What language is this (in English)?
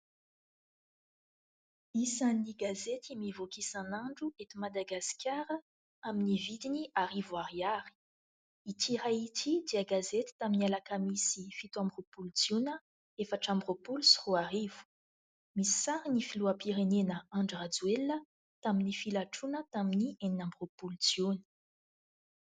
Malagasy